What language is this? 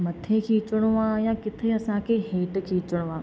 Sindhi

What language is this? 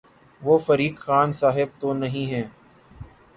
Urdu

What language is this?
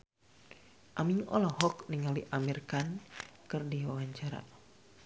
Sundanese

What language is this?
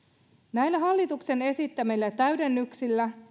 Finnish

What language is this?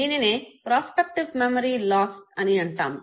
Telugu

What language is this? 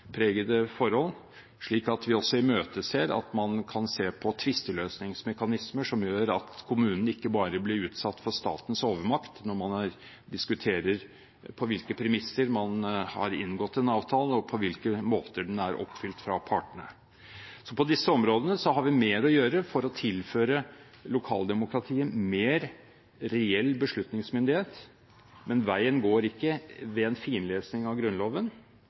Norwegian Bokmål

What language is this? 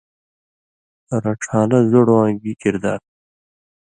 Indus Kohistani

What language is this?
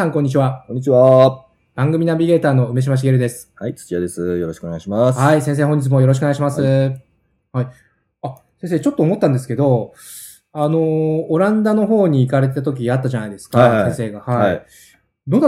Japanese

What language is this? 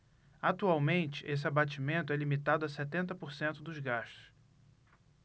Portuguese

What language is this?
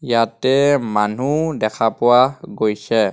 Assamese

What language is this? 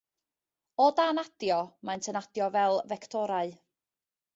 Welsh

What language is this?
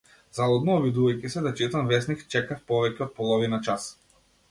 Macedonian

